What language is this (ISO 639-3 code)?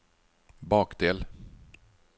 nor